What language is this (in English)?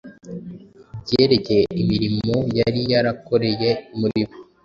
Kinyarwanda